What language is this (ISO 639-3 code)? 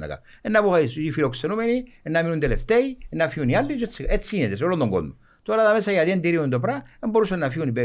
ell